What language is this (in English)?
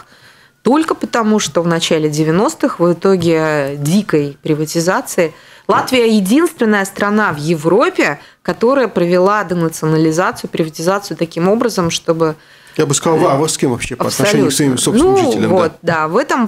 Russian